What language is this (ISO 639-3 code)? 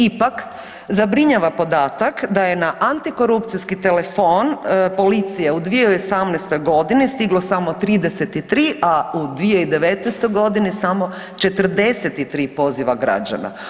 hrv